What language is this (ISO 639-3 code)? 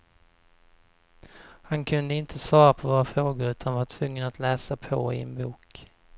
swe